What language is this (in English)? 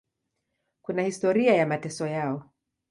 Swahili